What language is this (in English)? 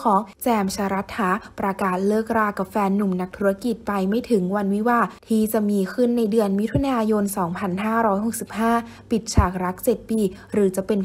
Thai